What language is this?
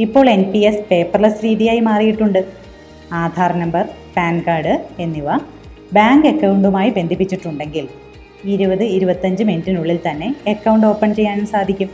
Malayalam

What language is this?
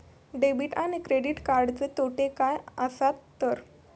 Marathi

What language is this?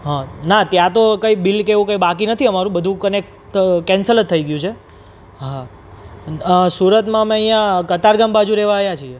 Gujarati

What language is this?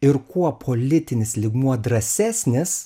Lithuanian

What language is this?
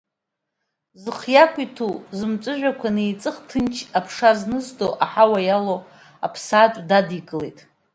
Abkhazian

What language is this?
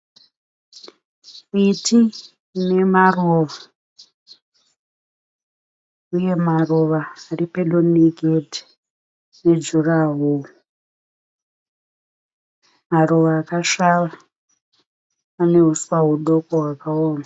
Shona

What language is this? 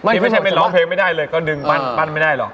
Thai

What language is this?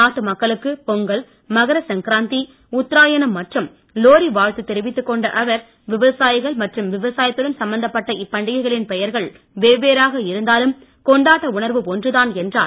Tamil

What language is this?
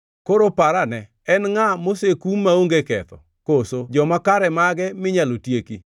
Luo (Kenya and Tanzania)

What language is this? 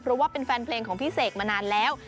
Thai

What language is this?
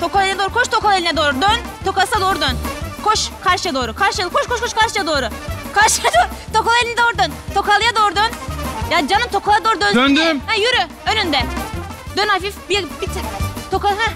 Turkish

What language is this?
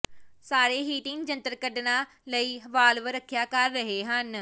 Punjabi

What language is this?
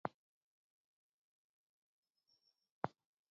Bafut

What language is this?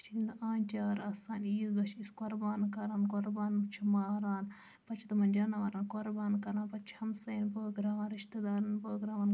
Kashmiri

